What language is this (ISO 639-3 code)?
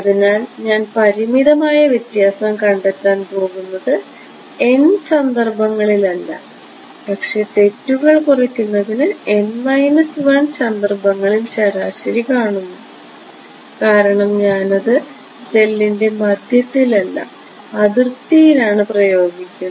mal